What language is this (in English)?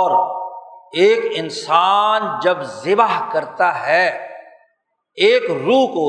Urdu